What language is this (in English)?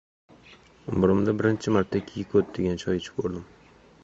Uzbek